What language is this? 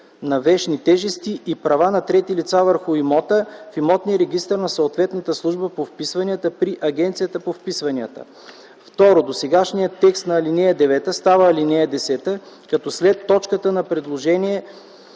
Bulgarian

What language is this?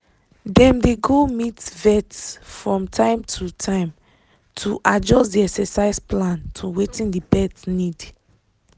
Nigerian Pidgin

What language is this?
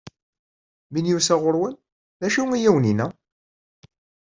Kabyle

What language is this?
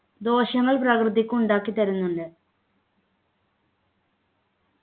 Malayalam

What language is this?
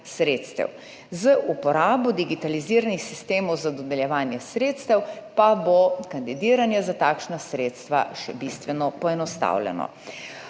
Slovenian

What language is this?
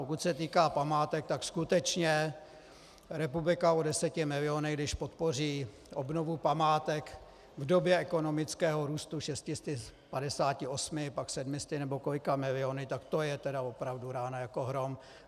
Czech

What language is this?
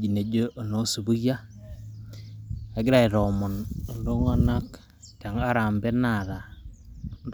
Masai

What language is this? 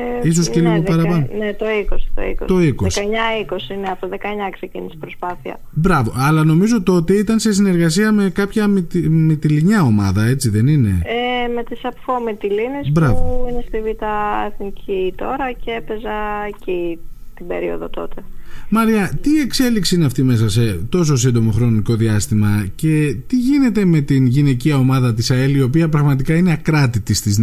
Greek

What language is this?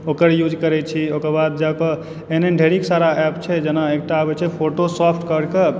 Maithili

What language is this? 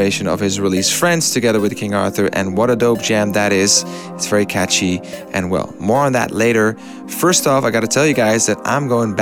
English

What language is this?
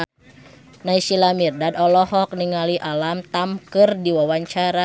Sundanese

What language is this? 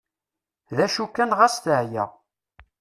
Kabyle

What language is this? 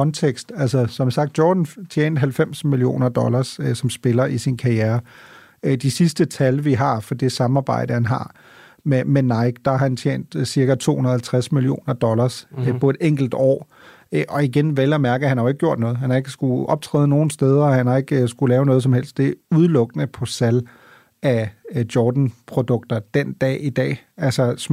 Danish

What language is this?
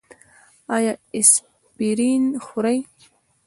Pashto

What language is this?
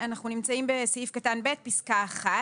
Hebrew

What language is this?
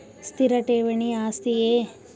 Kannada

